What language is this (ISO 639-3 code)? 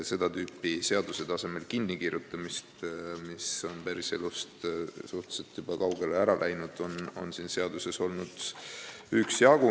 est